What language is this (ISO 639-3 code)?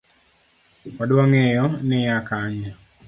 luo